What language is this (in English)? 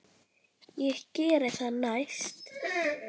Icelandic